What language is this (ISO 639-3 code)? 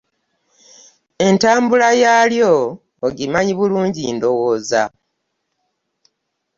lug